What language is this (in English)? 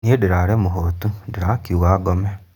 Kikuyu